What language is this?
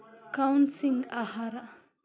Kannada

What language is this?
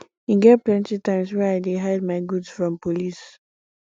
Nigerian Pidgin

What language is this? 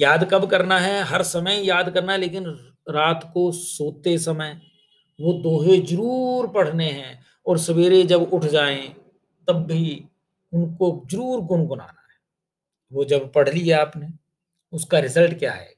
Hindi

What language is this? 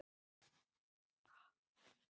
Icelandic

